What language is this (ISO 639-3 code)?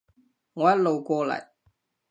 yue